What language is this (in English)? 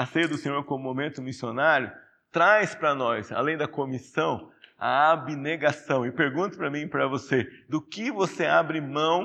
Portuguese